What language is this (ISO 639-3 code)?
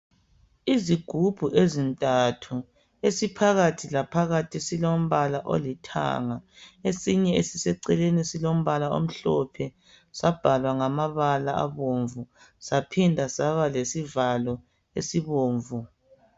nde